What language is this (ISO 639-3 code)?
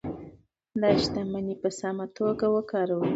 pus